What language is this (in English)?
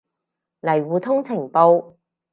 Cantonese